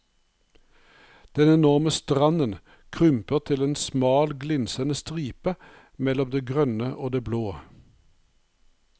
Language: Norwegian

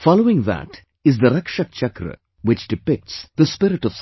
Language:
English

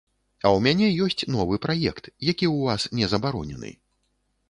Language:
Belarusian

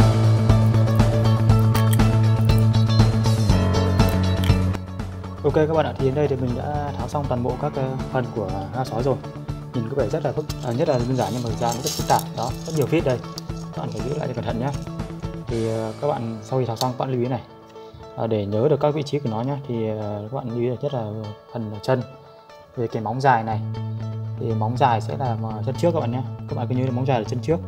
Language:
Vietnamese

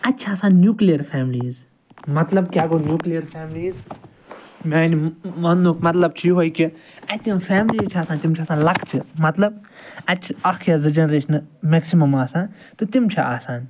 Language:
Kashmiri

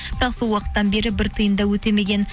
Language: Kazakh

